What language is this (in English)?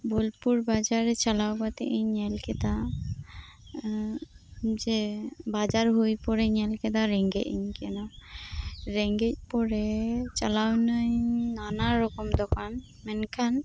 Santali